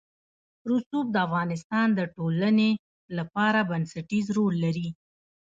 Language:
Pashto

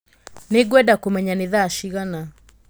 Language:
Kikuyu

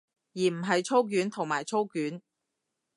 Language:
Cantonese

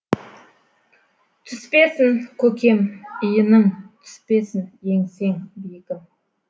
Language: Kazakh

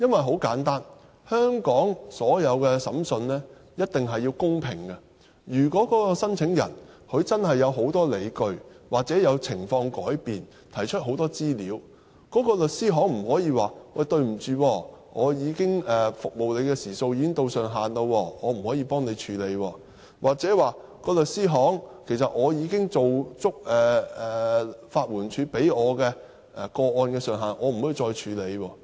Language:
Cantonese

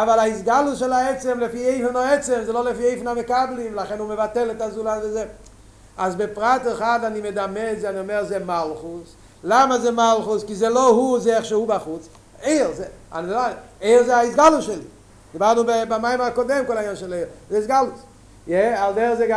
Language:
Hebrew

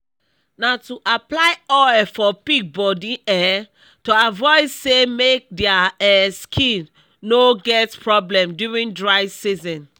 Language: Nigerian Pidgin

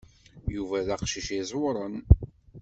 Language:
Kabyle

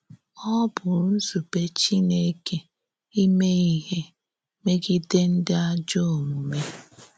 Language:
Igbo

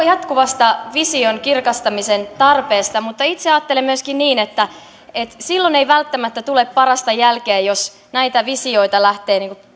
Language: Finnish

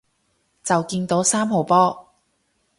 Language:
Cantonese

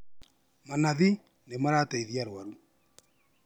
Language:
Kikuyu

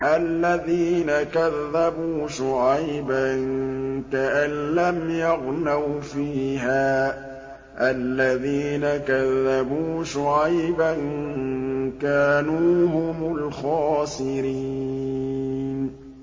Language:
Arabic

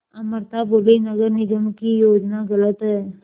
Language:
Hindi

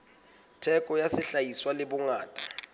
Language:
Southern Sotho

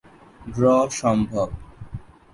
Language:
Bangla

